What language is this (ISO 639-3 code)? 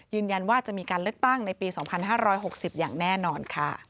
tha